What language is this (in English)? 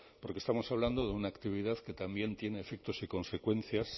Spanish